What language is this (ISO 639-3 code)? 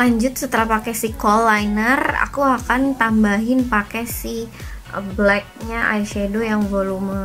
ind